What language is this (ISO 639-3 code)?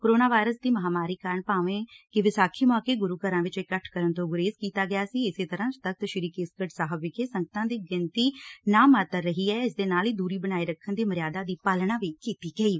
pan